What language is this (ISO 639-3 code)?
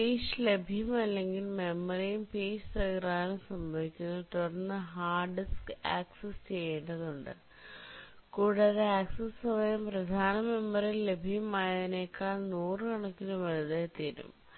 mal